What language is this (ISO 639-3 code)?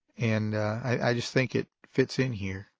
eng